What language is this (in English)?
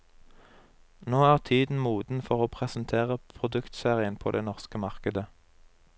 Norwegian